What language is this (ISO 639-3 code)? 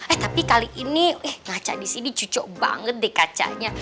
ind